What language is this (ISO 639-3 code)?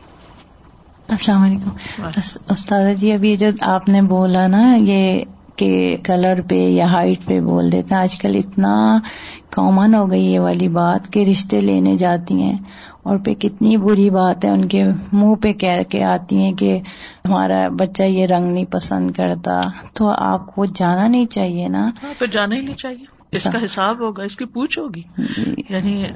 urd